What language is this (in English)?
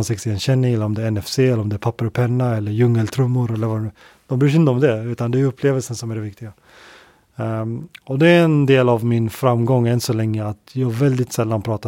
Swedish